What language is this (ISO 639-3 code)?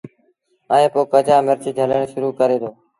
sbn